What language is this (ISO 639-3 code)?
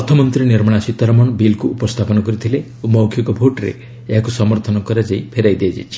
ori